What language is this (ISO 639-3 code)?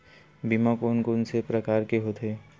hne